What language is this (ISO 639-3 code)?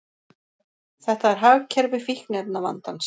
isl